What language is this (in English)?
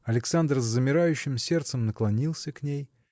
Russian